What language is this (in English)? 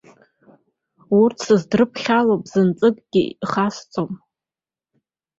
Abkhazian